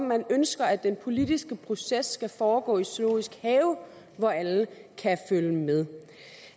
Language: Danish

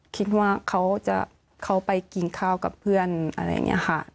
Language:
Thai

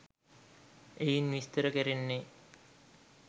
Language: Sinhala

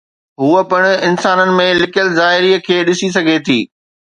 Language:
Sindhi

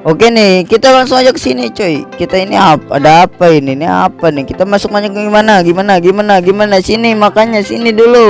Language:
Indonesian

